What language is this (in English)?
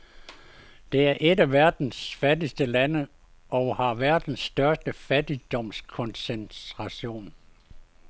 Danish